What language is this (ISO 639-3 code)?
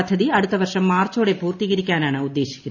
mal